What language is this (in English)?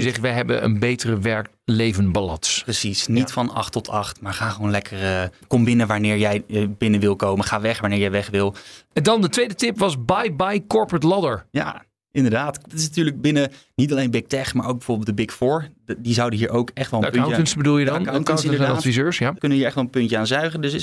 Dutch